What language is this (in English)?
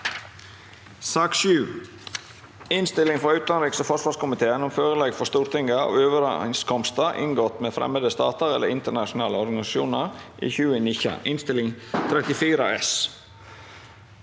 Norwegian